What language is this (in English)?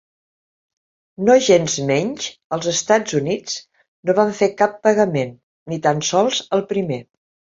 Catalan